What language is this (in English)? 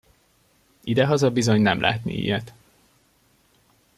Hungarian